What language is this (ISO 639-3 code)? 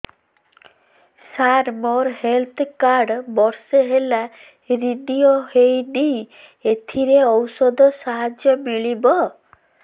ori